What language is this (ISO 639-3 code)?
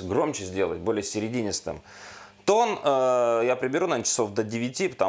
rus